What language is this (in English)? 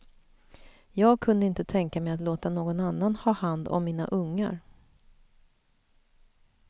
Swedish